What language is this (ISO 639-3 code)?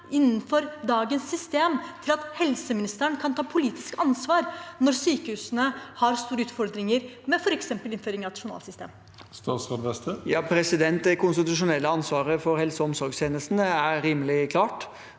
nor